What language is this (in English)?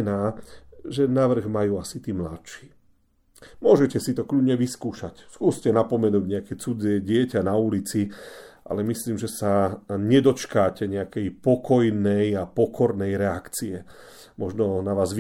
Slovak